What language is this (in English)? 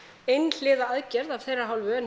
Icelandic